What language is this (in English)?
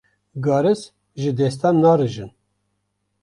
Kurdish